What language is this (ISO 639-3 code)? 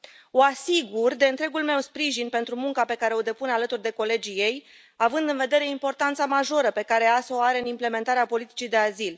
ron